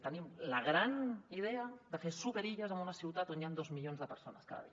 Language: Catalan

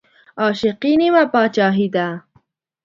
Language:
Pashto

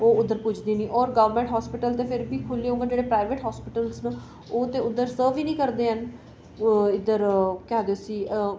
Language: Dogri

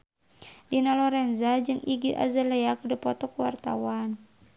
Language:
Sundanese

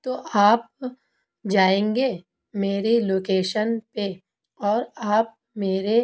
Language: Urdu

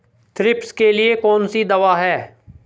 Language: Hindi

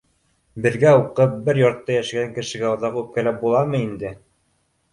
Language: Bashkir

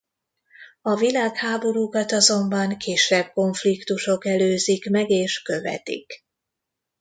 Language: Hungarian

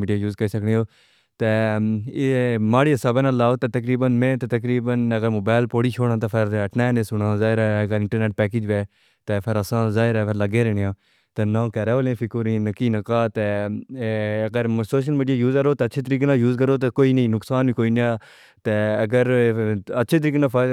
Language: Pahari-Potwari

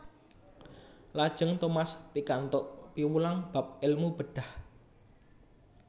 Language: Javanese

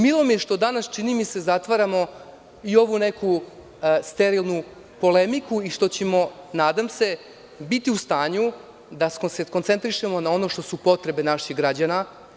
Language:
Serbian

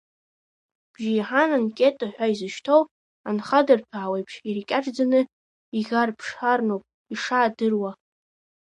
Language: Abkhazian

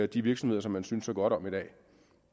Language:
Danish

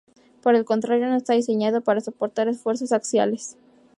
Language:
Spanish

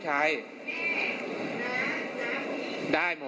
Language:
Thai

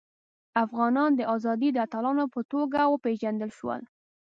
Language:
Pashto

